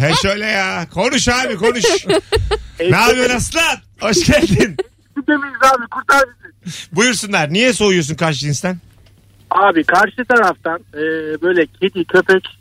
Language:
Turkish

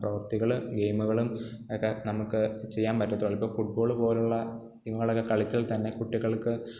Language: Malayalam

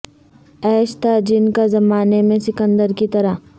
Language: Urdu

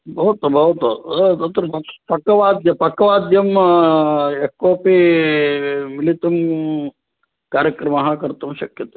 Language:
Sanskrit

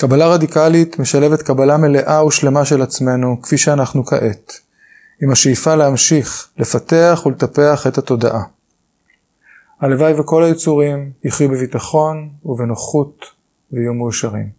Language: Hebrew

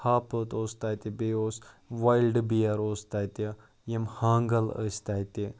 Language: Kashmiri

